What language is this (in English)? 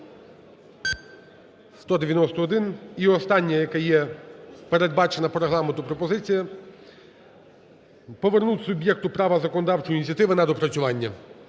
Ukrainian